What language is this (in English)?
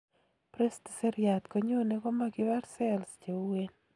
Kalenjin